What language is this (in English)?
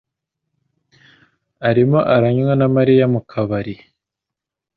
Kinyarwanda